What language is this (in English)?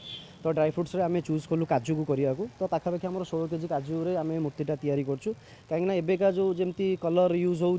Hindi